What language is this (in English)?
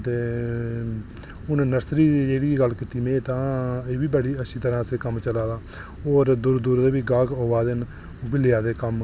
Dogri